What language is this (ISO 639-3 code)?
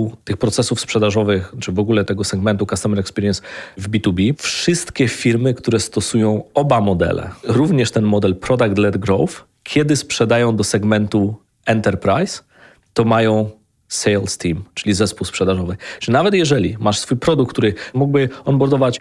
pol